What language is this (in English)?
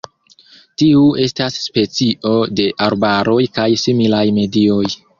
Esperanto